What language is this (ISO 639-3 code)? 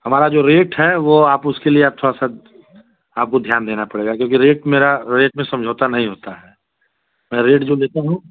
hin